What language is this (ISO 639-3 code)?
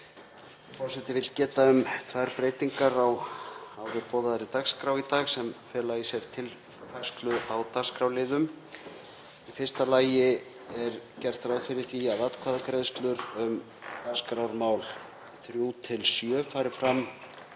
isl